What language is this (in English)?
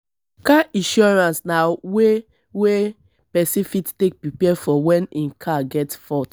Nigerian Pidgin